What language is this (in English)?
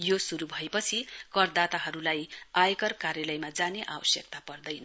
Nepali